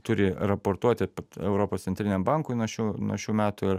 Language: Lithuanian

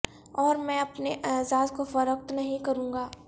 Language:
Urdu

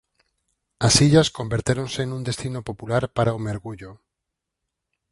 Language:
Galician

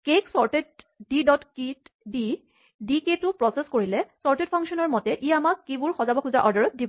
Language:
Assamese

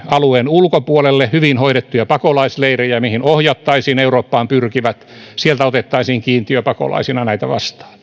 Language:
Finnish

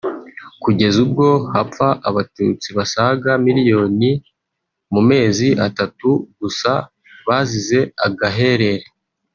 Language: Kinyarwanda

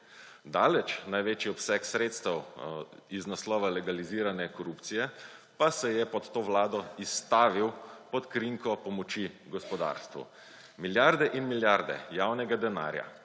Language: Slovenian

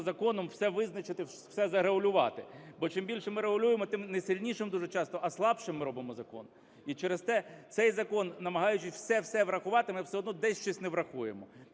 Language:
Ukrainian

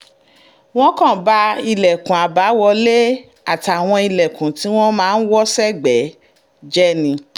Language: Yoruba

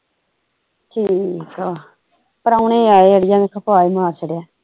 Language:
Punjabi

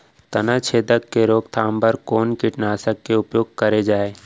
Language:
Chhattisgarhi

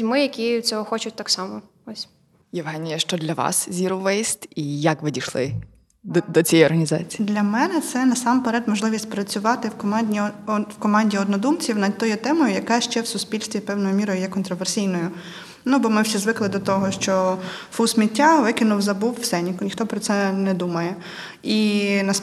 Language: Ukrainian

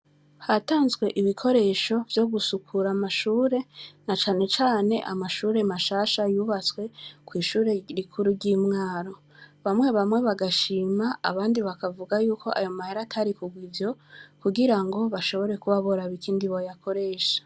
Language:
Rundi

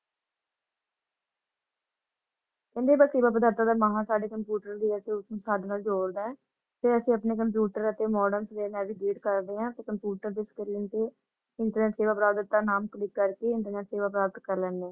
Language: Punjabi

